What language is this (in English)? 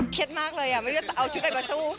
Thai